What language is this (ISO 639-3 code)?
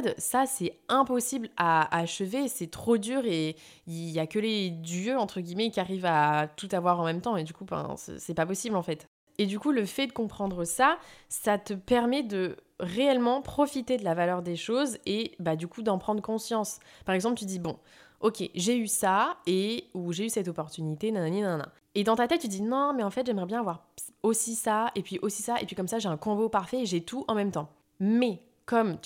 fra